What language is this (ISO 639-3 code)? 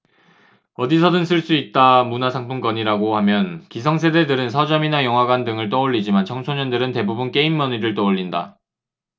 kor